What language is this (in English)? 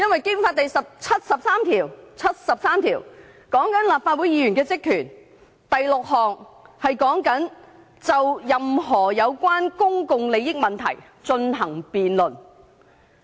Cantonese